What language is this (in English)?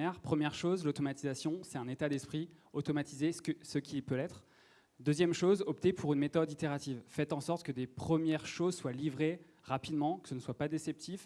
French